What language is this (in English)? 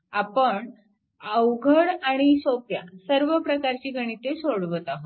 Marathi